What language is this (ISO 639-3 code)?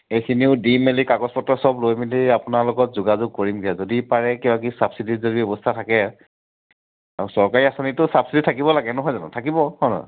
asm